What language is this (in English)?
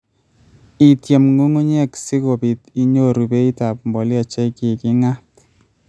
Kalenjin